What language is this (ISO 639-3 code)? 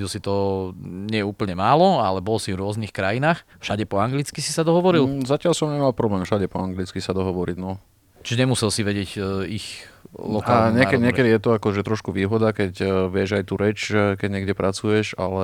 slk